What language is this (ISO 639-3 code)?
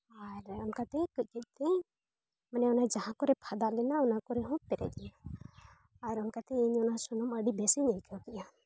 sat